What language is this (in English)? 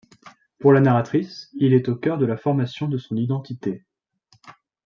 French